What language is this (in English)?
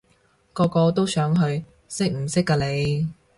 Cantonese